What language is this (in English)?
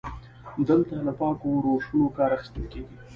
Pashto